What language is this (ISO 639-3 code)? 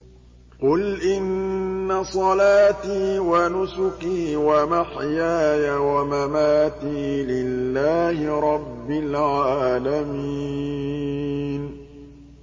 ara